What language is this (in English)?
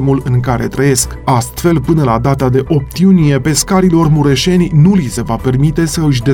Romanian